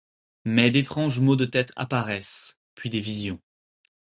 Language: French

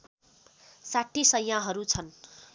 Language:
Nepali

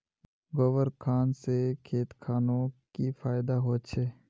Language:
Magahi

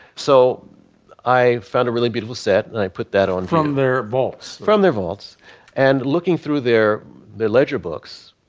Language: English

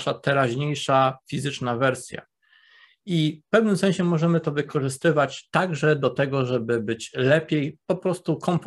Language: Polish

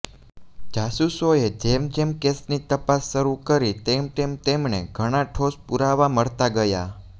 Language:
Gujarati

